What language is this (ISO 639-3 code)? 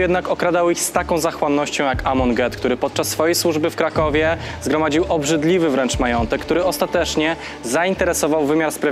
pol